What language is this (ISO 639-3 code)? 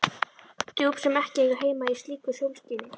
isl